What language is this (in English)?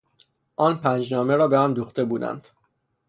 Persian